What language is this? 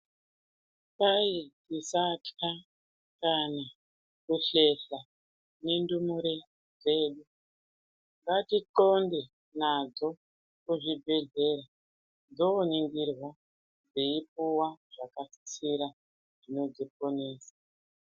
Ndau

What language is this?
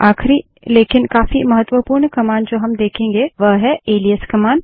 Hindi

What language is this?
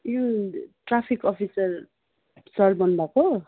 Nepali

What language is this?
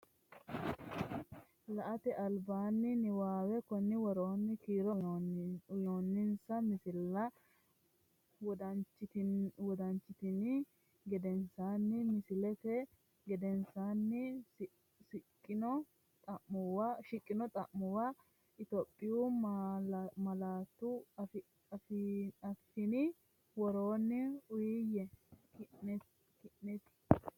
Sidamo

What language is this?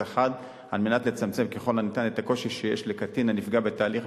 Hebrew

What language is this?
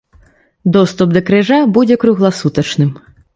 Belarusian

